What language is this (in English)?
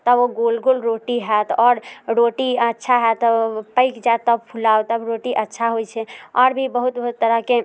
Maithili